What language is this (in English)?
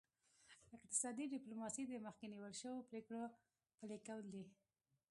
Pashto